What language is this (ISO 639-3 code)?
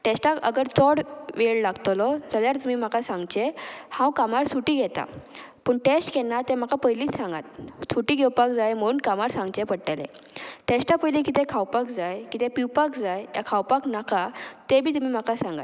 kok